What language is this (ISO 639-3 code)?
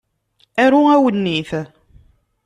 kab